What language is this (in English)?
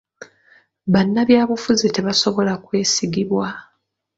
Ganda